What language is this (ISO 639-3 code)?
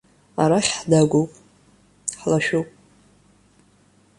abk